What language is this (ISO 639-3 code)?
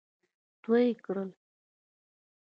pus